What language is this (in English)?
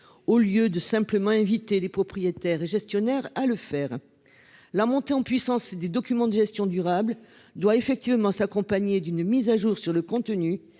French